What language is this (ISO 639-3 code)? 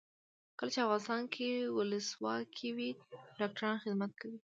pus